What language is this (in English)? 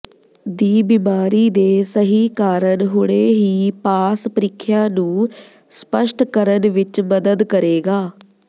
Punjabi